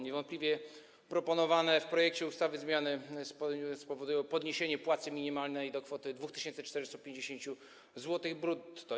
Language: Polish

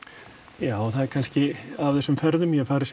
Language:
Icelandic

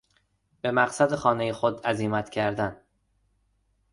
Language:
Persian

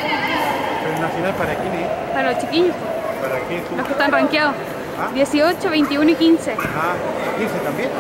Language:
Spanish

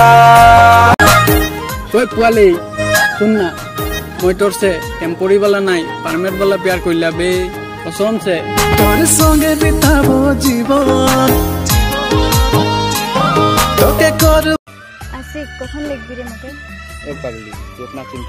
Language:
Romanian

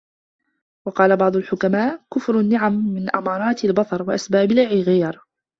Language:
Arabic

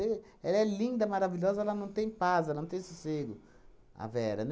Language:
Portuguese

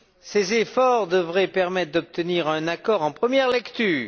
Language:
French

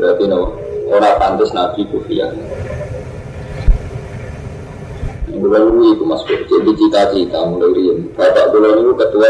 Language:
Indonesian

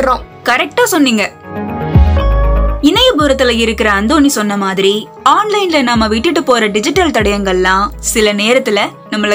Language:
Tamil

